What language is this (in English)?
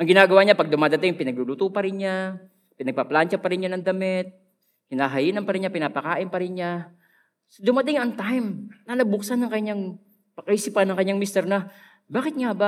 Filipino